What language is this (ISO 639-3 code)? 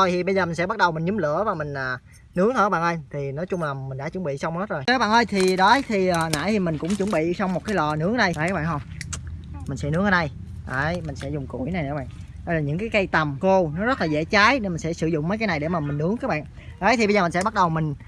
vie